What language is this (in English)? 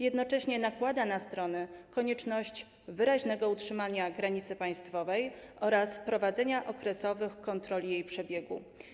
Polish